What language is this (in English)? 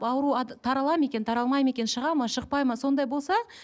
Kazakh